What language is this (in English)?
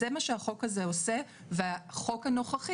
Hebrew